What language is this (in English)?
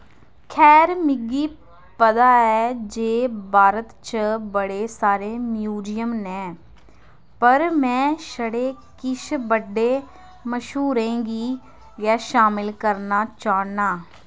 Dogri